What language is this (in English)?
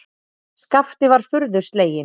Icelandic